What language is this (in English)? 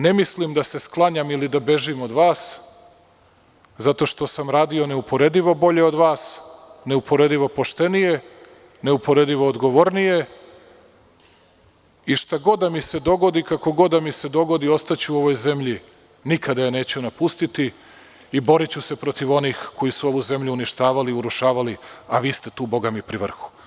Serbian